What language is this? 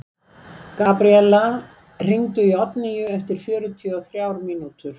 Icelandic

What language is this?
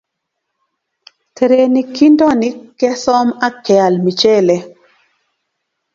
Kalenjin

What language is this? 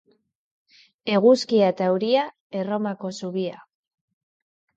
Basque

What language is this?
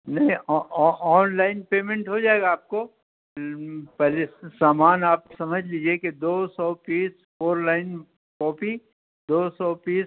Urdu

